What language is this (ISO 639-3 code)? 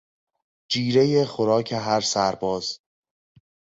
fas